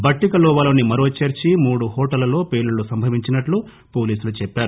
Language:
Telugu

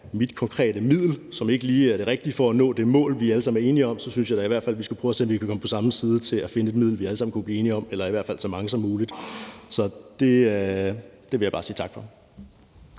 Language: Danish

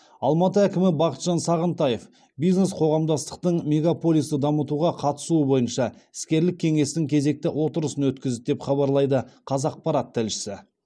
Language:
Kazakh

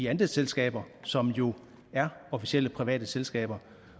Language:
Danish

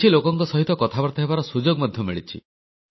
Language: Odia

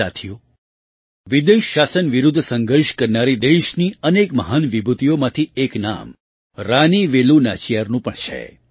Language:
Gujarati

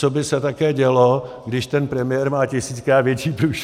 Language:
Czech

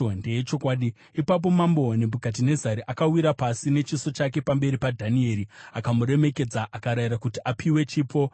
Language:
Shona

